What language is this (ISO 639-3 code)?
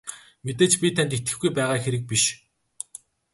mon